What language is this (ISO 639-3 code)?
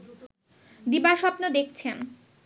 ben